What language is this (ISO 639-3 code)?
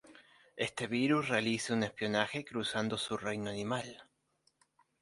spa